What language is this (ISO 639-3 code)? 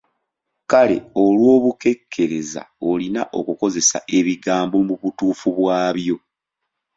lug